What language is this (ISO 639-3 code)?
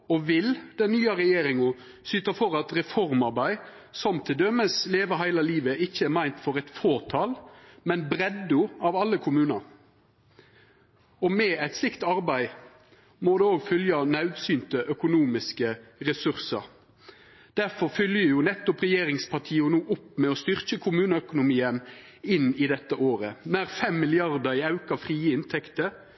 nno